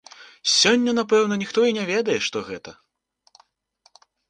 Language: Belarusian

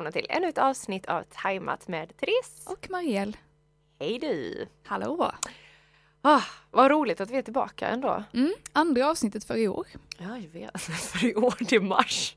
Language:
Swedish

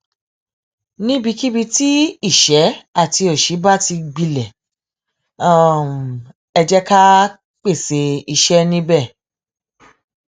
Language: Yoruba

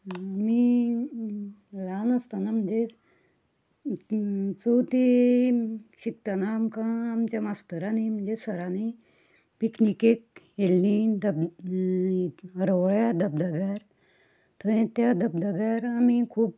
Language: Konkani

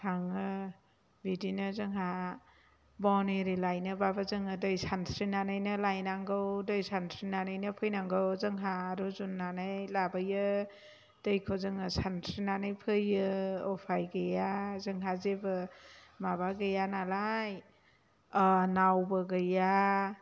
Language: Bodo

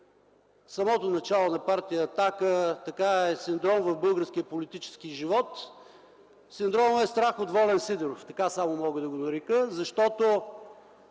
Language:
Bulgarian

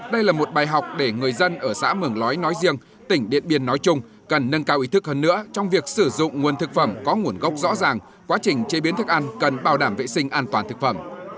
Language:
Vietnamese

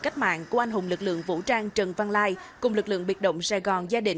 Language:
Vietnamese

